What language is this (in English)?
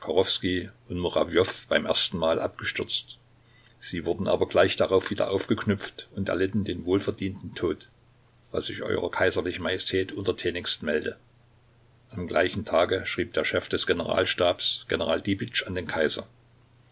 German